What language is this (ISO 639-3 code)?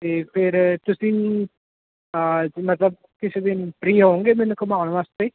pan